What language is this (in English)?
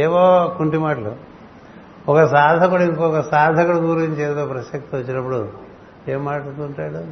Telugu